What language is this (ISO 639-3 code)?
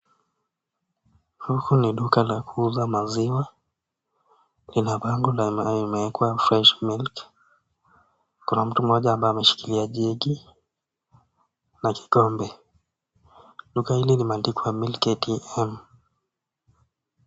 swa